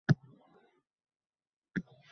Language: Uzbek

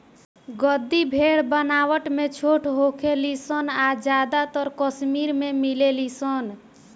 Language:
Bhojpuri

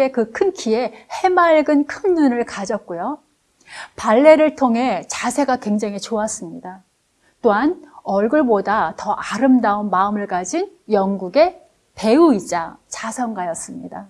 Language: Korean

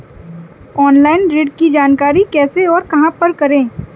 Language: Hindi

